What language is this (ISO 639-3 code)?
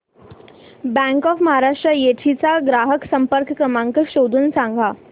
mar